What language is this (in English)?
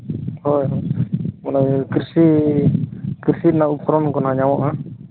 Santali